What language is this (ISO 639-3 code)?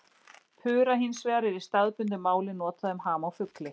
isl